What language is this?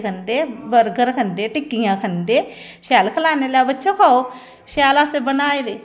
Dogri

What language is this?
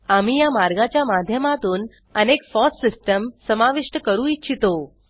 Marathi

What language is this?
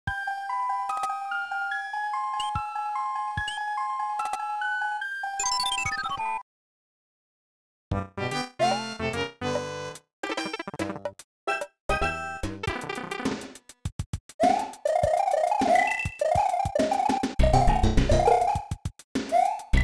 English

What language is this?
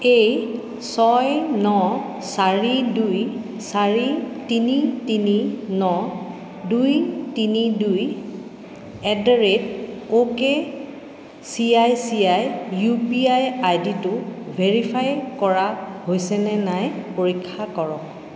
Assamese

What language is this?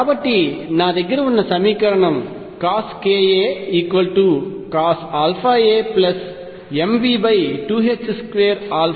Telugu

